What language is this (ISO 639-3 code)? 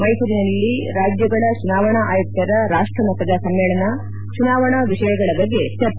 kan